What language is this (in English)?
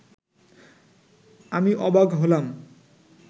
Bangla